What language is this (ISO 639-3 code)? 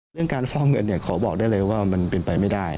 tha